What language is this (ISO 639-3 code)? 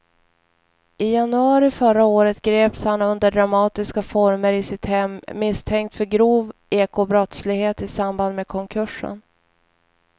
swe